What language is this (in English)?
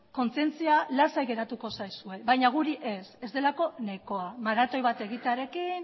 Basque